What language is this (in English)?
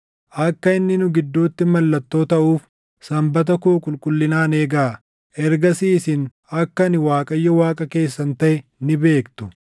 Oromo